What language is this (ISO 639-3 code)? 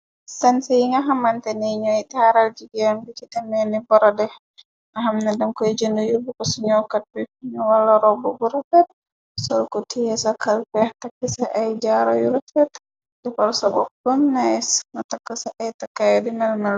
wol